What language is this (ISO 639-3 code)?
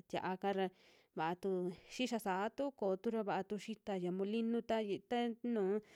jmx